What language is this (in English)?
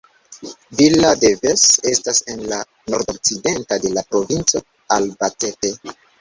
Esperanto